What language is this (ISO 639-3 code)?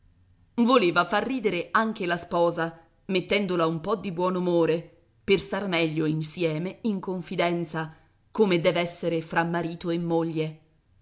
ita